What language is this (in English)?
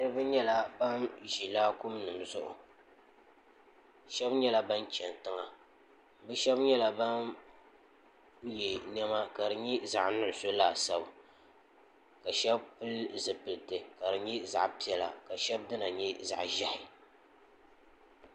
Dagbani